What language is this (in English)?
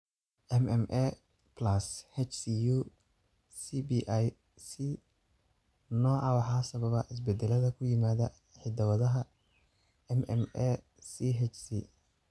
Somali